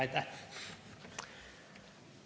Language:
Estonian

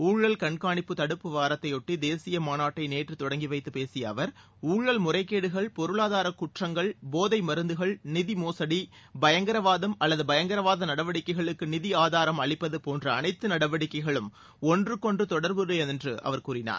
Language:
Tamil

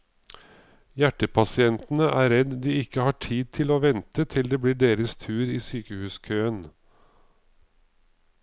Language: Norwegian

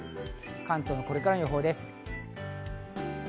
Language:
Japanese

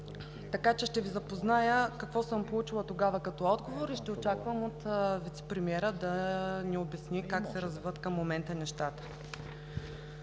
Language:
Bulgarian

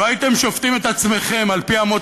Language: Hebrew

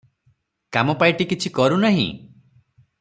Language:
Odia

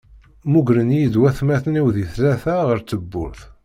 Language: Kabyle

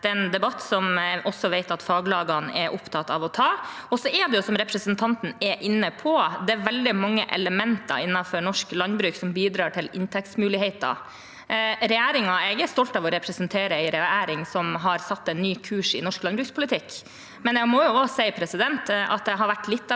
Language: Norwegian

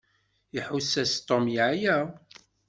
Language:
Kabyle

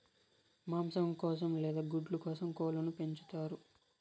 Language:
Telugu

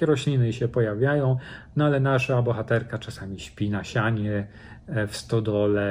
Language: Polish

